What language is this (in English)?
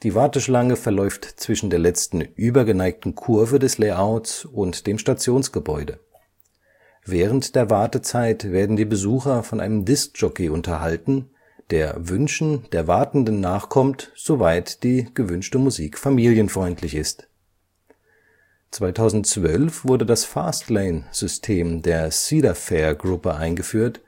German